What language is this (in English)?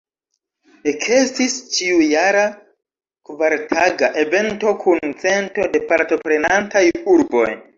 Esperanto